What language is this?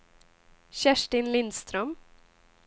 Swedish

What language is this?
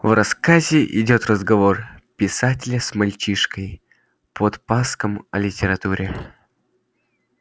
Russian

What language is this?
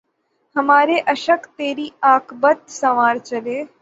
Urdu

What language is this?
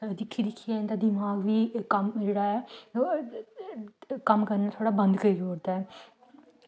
Dogri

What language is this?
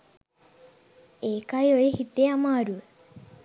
Sinhala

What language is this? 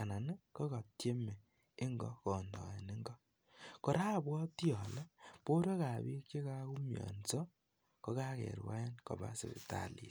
Kalenjin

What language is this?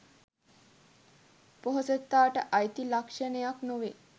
Sinhala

